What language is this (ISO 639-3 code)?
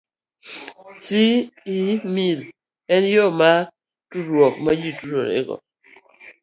luo